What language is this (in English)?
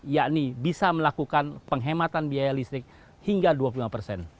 Indonesian